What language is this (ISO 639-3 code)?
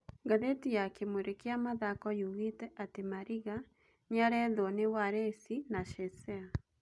kik